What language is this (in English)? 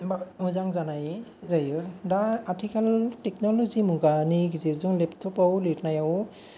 Bodo